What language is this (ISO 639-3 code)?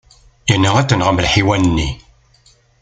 kab